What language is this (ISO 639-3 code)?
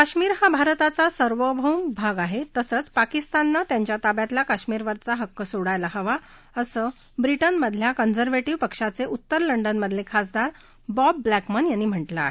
mar